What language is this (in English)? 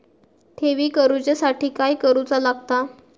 Marathi